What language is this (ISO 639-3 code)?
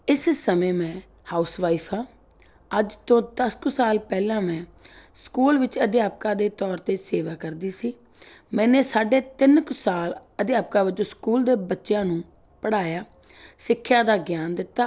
pan